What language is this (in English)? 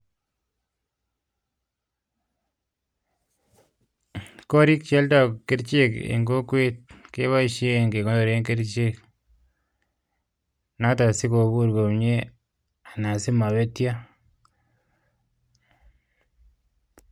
Kalenjin